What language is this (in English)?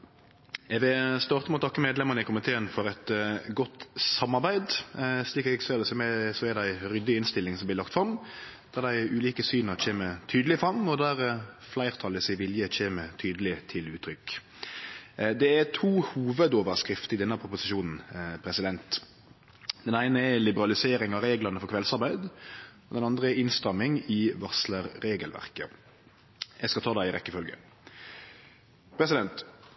Norwegian Nynorsk